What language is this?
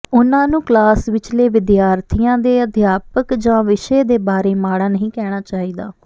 Punjabi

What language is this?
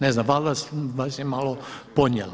Croatian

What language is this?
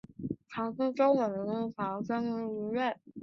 Chinese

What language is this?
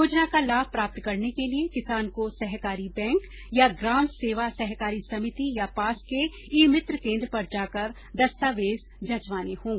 Hindi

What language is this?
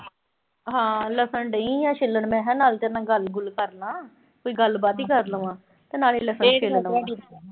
Punjabi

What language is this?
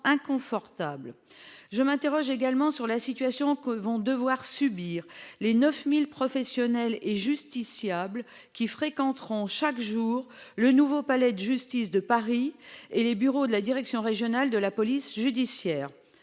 French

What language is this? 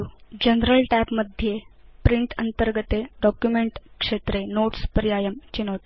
Sanskrit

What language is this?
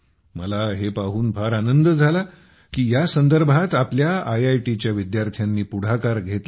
Marathi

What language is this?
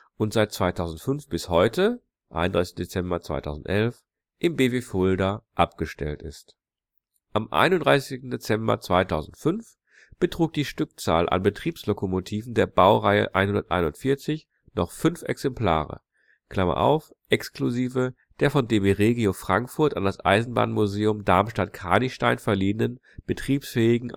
German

